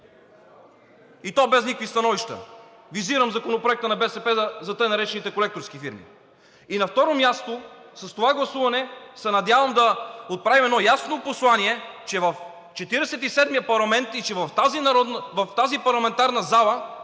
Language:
Bulgarian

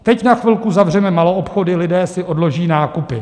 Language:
Czech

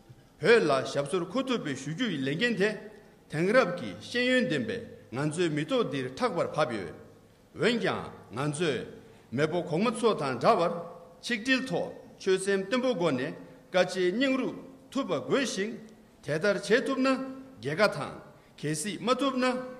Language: Korean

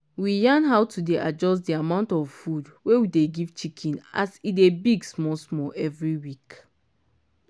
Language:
Nigerian Pidgin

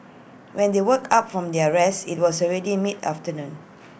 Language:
English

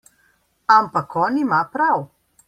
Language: Slovenian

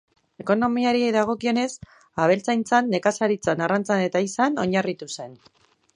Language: Basque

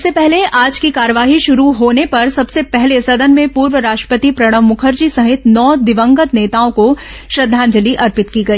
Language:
Hindi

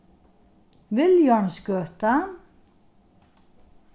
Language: Faroese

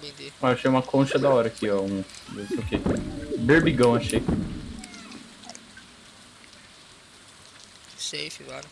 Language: Portuguese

